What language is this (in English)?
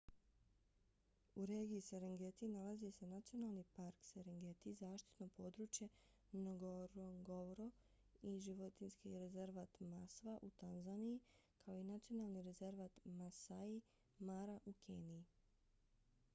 Bosnian